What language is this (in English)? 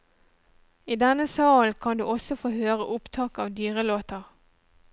Norwegian